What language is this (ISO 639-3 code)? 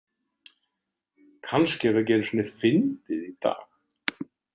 isl